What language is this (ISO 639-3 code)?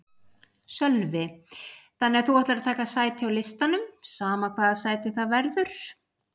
isl